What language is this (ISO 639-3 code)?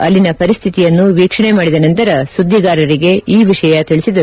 kan